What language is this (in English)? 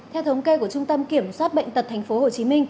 Vietnamese